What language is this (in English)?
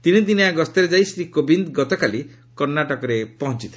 Odia